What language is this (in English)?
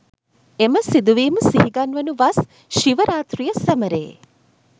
Sinhala